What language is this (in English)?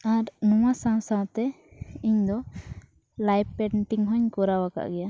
Santali